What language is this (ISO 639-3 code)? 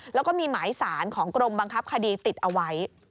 tha